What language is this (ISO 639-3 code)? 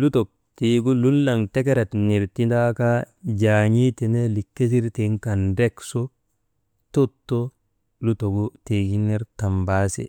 mde